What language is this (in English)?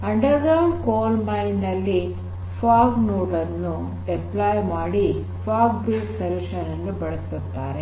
Kannada